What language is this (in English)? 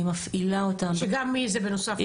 Hebrew